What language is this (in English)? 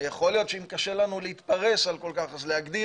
Hebrew